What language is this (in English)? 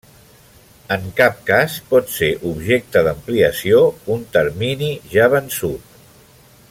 Catalan